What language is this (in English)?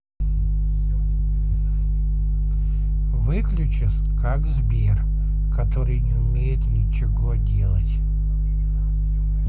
Russian